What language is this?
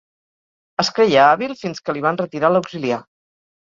Catalan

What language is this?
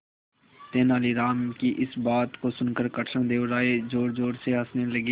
Hindi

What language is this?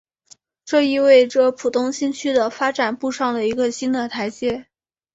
Chinese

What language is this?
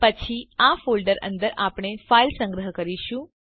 Gujarati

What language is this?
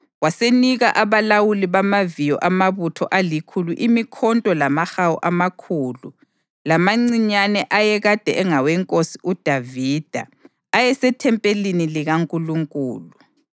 North Ndebele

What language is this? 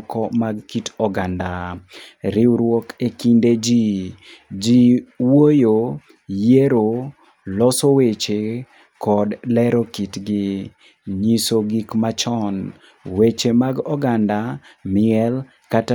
Luo (Kenya and Tanzania)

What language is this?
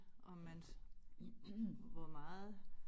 Danish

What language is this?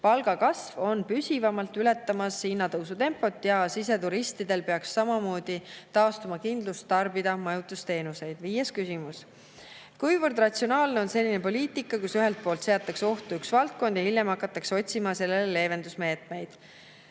Estonian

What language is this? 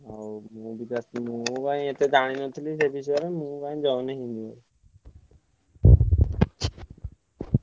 Odia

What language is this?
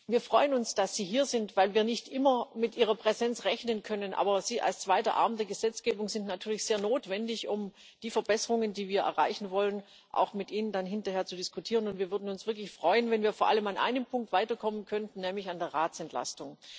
German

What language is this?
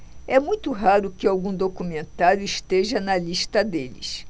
Portuguese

